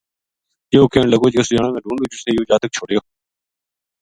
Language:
Gujari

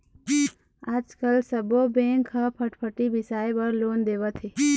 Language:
Chhattisgarhi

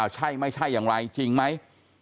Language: Thai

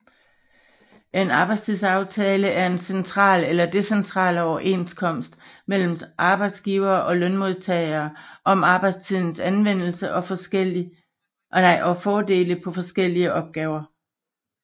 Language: Danish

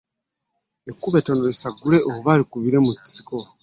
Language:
Ganda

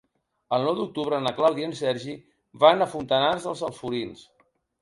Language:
Catalan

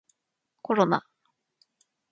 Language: Japanese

